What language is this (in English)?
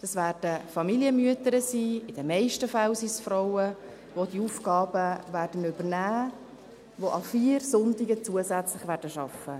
Swiss German